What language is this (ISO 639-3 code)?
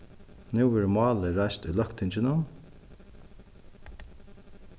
fao